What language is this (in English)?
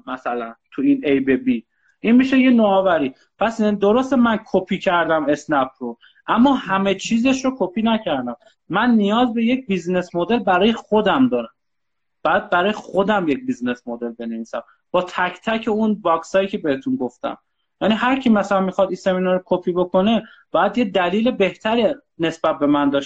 Persian